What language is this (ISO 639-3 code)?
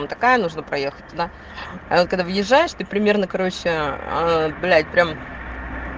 rus